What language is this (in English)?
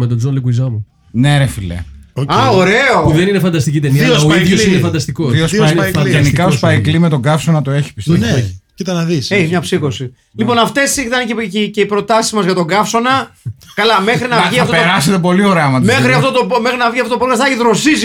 Greek